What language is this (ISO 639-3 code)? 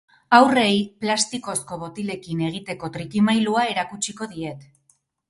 eus